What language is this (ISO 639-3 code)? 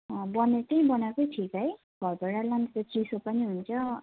nep